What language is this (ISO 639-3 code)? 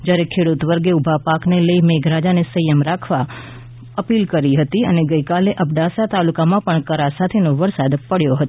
guj